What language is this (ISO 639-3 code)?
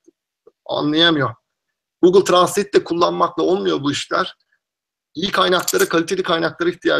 tur